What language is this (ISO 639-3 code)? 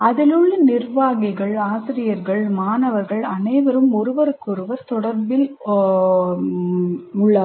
tam